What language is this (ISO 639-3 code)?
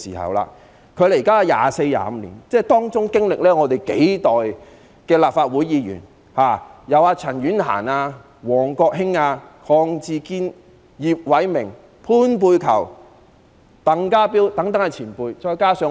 yue